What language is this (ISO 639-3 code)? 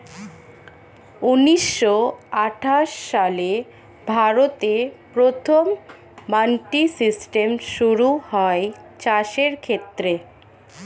ben